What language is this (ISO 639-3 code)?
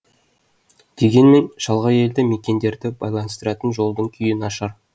kaz